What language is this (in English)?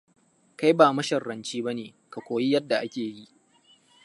Hausa